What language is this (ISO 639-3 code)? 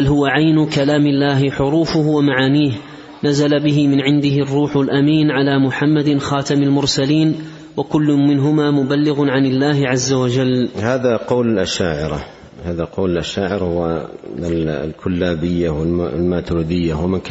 ara